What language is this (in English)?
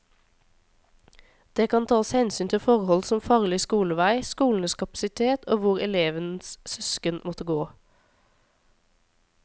Norwegian